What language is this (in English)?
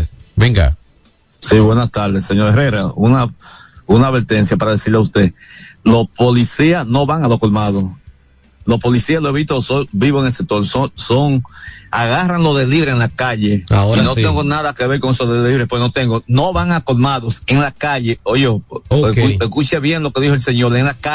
Spanish